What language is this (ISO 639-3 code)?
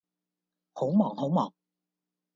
yue